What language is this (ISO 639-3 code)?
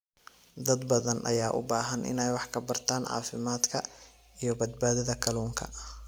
som